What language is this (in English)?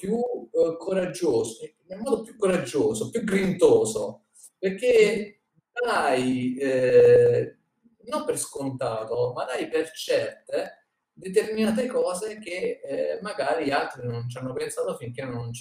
Italian